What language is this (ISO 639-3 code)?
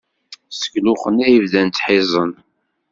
kab